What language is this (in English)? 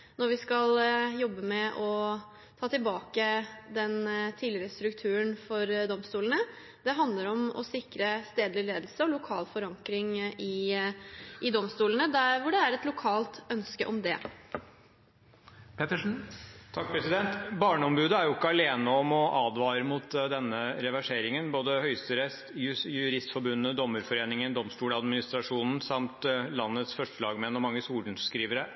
Norwegian Bokmål